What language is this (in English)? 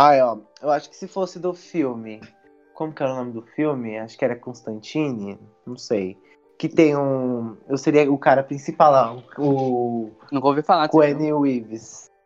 Portuguese